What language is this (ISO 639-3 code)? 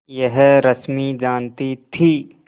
hin